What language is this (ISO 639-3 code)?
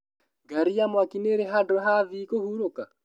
kik